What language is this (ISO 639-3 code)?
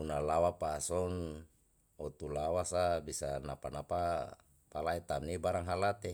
jal